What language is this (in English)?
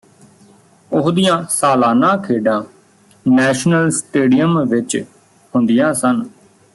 Punjabi